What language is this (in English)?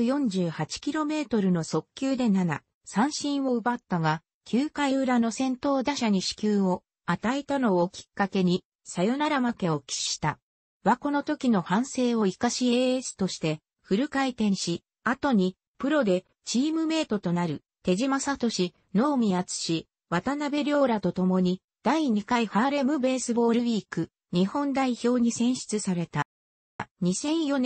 Japanese